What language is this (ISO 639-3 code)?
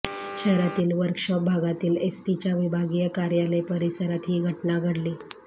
mar